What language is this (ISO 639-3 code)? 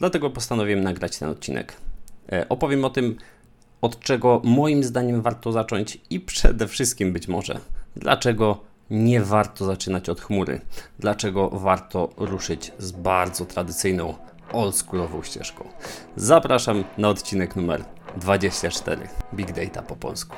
pol